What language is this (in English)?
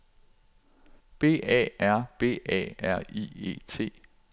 Danish